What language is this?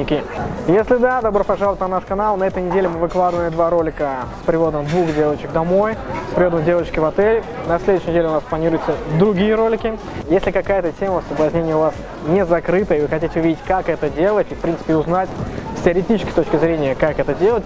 Russian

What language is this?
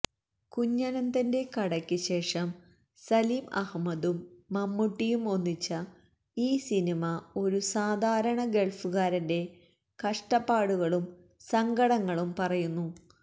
Malayalam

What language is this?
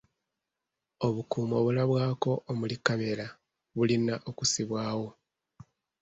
Ganda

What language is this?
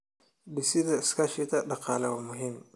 Somali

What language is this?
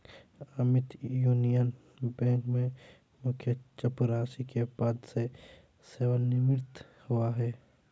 Hindi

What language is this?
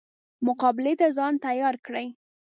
Pashto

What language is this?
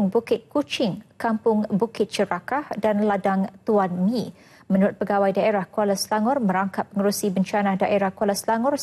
Malay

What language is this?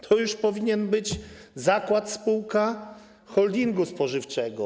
Polish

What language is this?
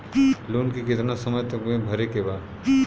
Bhojpuri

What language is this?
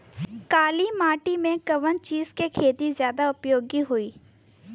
Bhojpuri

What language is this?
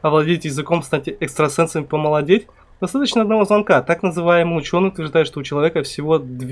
Russian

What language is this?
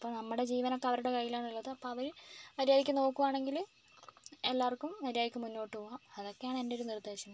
Malayalam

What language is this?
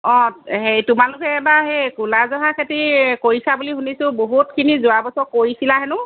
Assamese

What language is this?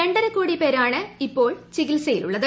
Malayalam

